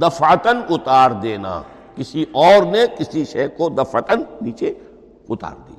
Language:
Urdu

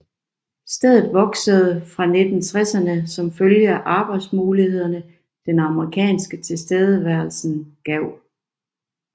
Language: Danish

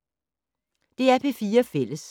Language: Danish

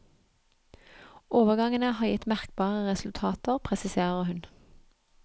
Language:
Norwegian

